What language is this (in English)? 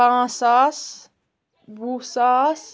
Kashmiri